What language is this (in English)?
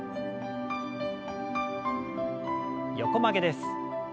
Japanese